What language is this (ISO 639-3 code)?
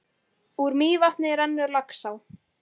isl